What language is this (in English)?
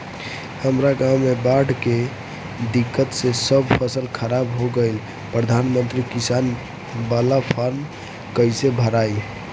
Bhojpuri